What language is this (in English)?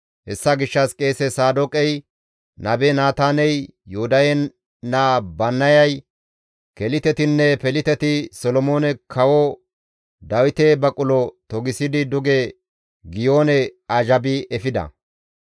Gamo